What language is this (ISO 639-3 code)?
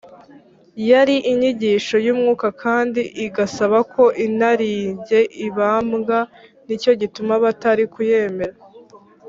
kin